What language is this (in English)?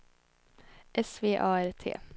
Swedish